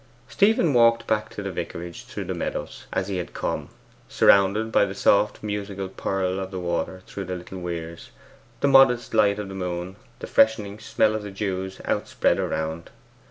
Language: English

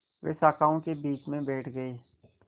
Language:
Hindi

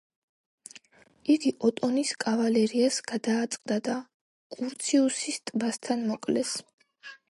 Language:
Georgian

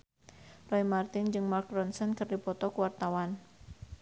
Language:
Sundanese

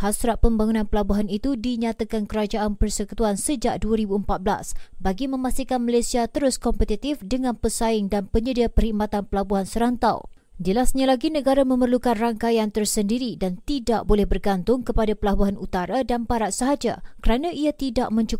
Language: Malay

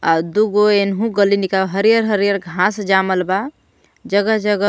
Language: Bhojpuri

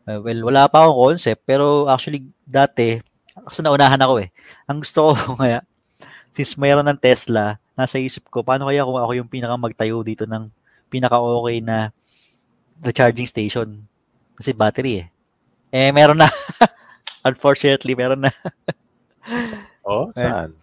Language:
Filipino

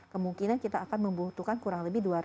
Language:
Indonesian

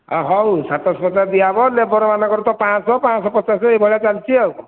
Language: Odia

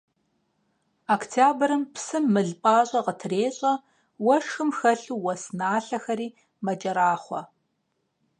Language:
Kabardian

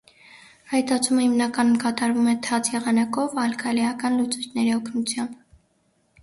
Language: Armenian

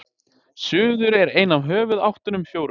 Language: Icelandic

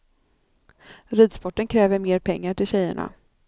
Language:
Swedish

